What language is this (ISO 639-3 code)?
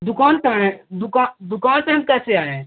hin